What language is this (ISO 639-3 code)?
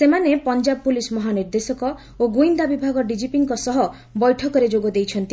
ori